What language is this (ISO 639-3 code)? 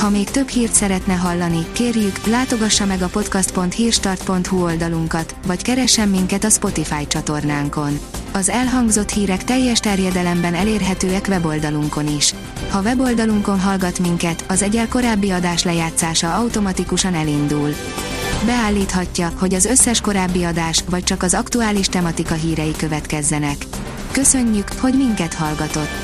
hun